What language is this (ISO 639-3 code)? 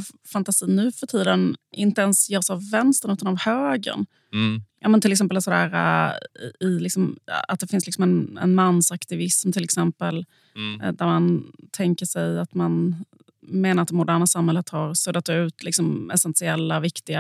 swe